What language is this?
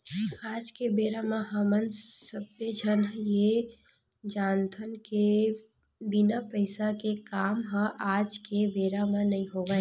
Chhattisgarhi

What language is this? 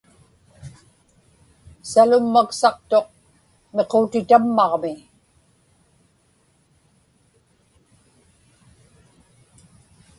Inupiaq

